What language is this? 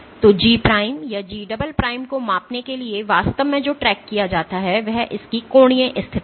Hindi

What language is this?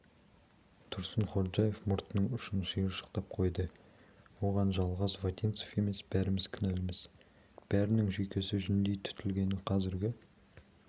Kazakh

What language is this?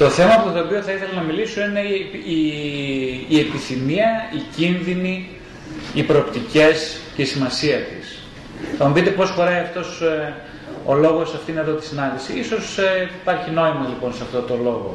Greek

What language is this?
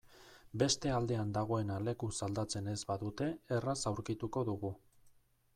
Basque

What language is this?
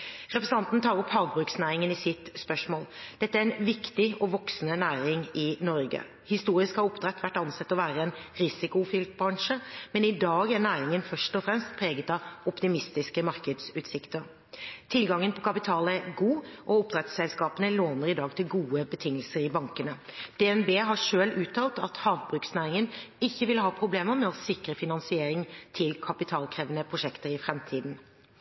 Norwegian Bokmål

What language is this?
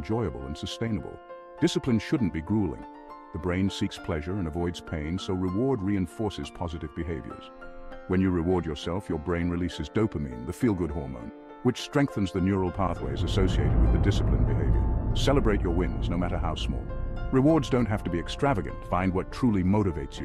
English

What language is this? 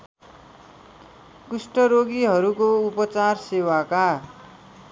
Nepali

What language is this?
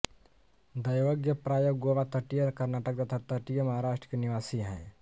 Hindi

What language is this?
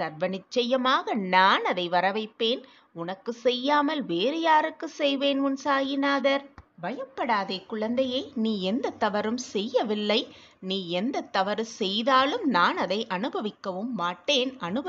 Tamil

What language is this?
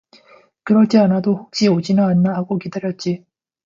Korean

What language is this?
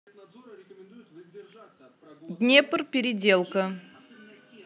Russian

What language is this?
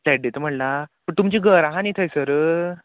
Konkani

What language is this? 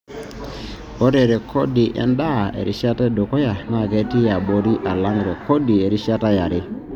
Masai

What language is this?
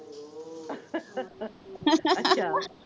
Punjabi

